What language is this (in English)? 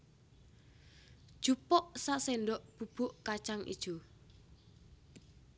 Javanese